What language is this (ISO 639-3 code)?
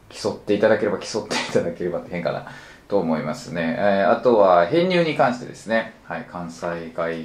jpn